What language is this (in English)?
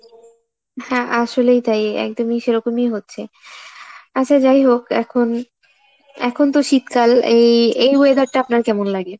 Bangla